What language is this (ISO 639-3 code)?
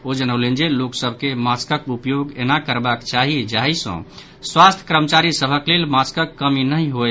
mai